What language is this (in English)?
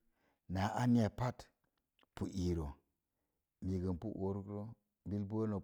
Mom Jango